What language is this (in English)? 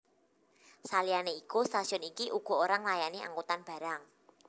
Javanese